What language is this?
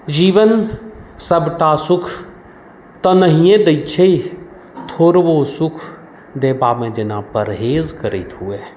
Maithili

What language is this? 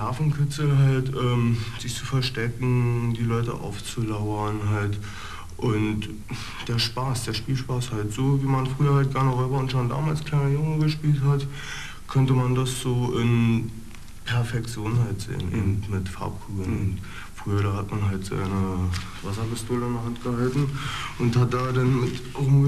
German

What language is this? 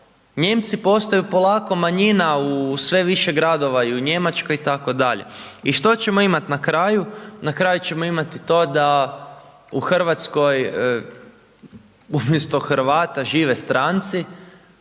Croatian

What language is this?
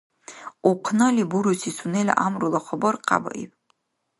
Dargwa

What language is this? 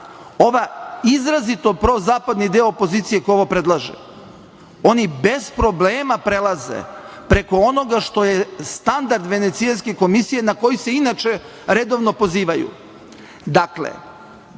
Serbian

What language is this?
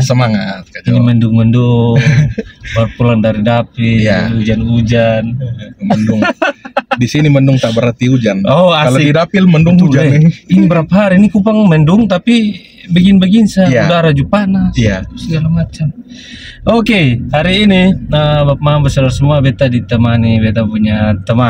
Indonesian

